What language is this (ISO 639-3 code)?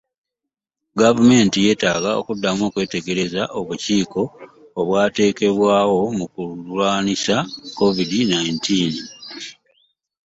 lug